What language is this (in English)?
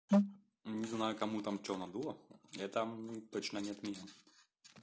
Russian